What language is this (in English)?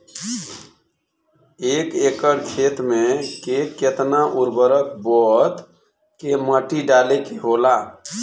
Bhojpuri